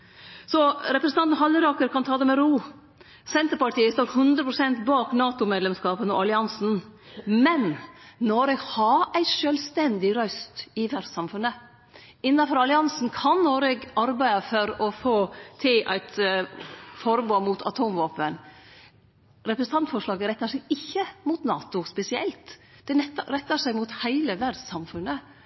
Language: Norwegian Nynorsk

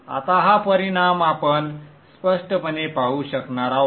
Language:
Marathi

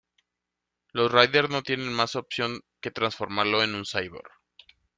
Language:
Spanish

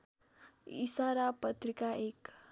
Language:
Nepali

